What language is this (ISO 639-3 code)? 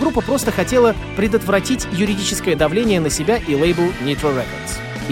rus